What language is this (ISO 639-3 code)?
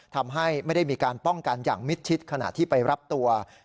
tha